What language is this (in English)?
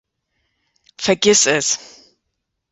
German